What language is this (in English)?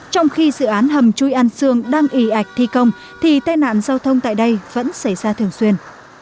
Vietnamese